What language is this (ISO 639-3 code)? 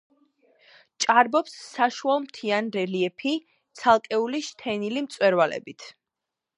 kat